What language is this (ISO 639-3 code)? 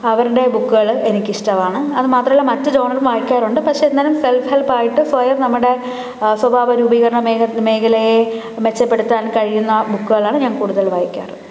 mal